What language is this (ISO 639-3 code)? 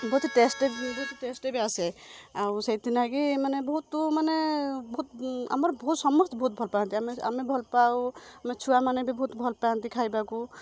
ori